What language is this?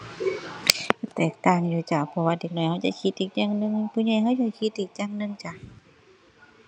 Thai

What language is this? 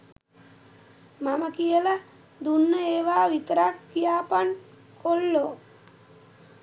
Sinhala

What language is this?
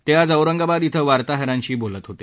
Marathi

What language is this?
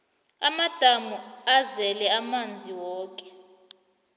South Ndebele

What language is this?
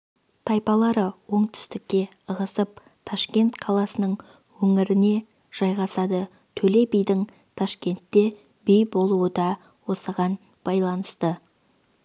Kazakh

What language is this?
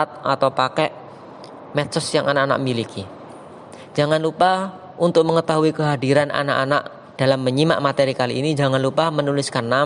Indonesian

